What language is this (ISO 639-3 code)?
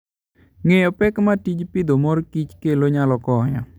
luo